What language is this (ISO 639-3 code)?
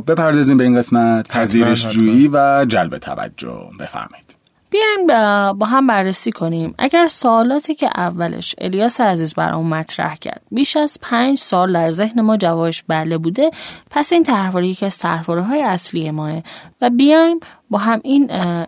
fas